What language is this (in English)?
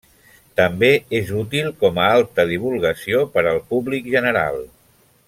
Catalan